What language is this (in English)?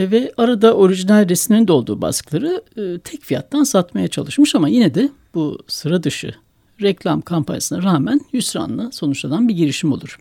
Turkish